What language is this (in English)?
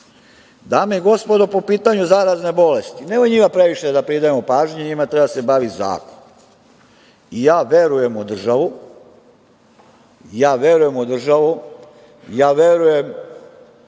Serbian